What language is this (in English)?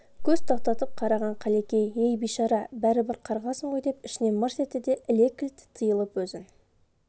Kazakh